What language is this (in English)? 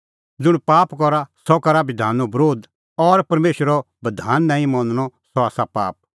Kullu Pahari